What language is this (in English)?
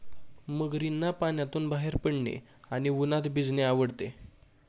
Marathi